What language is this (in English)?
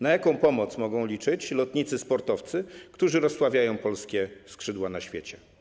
Polish